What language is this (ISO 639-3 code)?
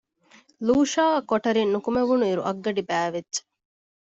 div